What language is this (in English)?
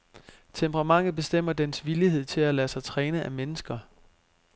Danish